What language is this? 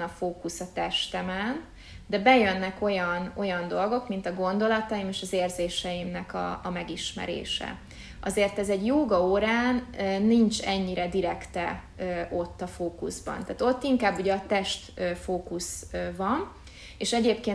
Hungarian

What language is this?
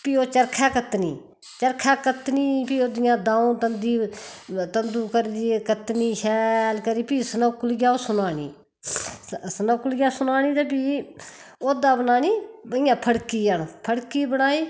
Dogri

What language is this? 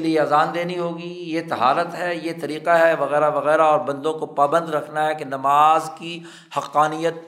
Urdu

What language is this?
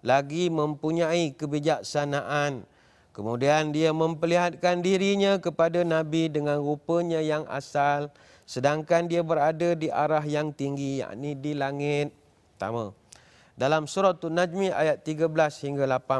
Malay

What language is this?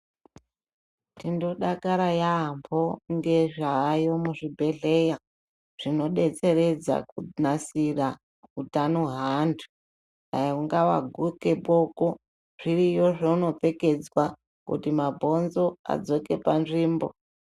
Ndau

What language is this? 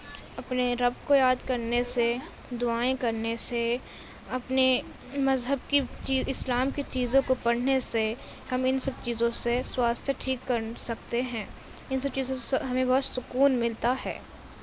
Urdu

